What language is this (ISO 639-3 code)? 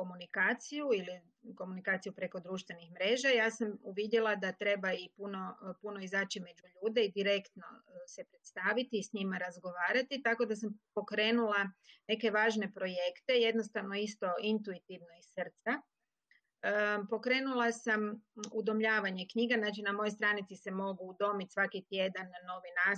hrv